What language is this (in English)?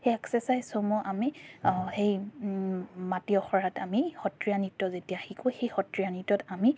Assamese